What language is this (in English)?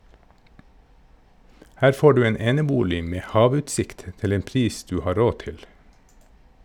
Norwegian